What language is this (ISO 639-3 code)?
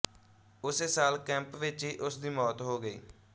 pan